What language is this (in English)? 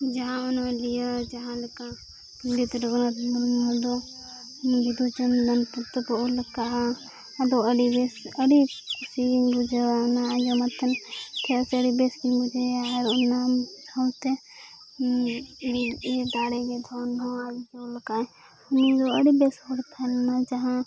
Santali